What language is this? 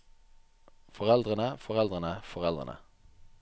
Norwegian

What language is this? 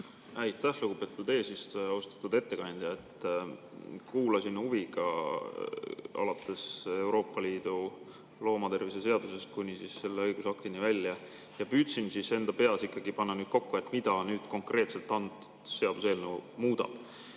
Estonian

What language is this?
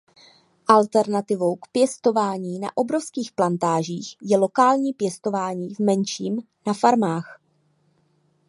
Czech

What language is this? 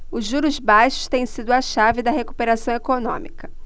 Portuguese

